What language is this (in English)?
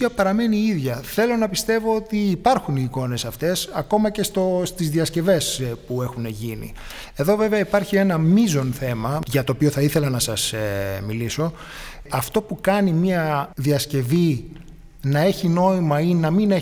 Greek